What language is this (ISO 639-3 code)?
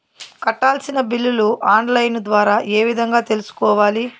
tel